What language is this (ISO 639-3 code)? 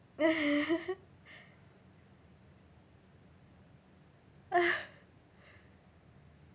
eng